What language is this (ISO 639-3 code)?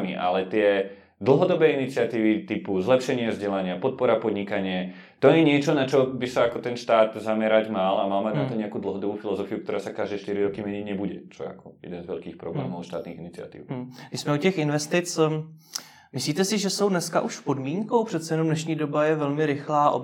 ces